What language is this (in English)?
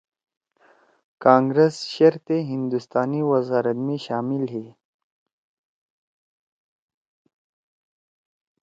Torwali